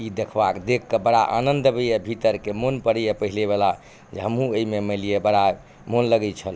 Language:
Maithili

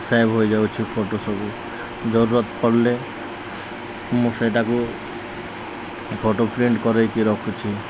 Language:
Odia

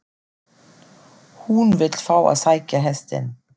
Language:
Icelandic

